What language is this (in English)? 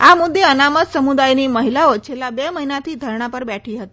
Gujarati